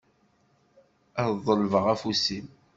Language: Kabyle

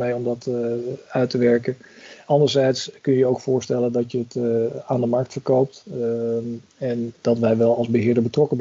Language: Dutch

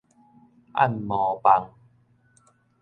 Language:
Min Nan Chinese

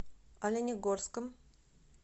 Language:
Russian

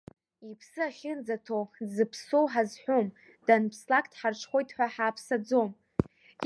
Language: Abkhazian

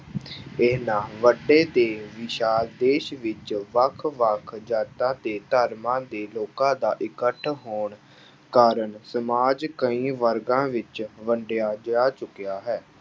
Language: Punjabi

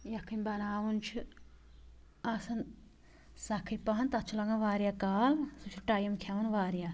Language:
Kashmiri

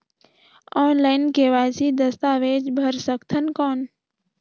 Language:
Chhattisgarhi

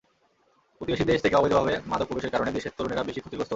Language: Bangla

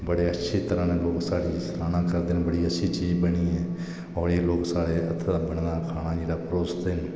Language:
Dogri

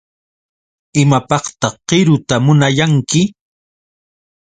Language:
Yauyos Quechua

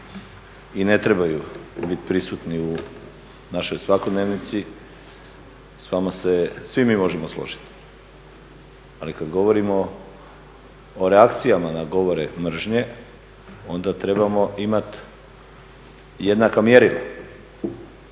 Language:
Croatian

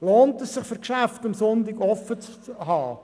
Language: Swiss German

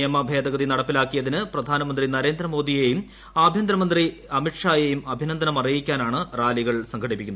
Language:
Malayalam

